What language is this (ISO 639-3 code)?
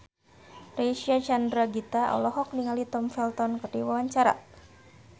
sun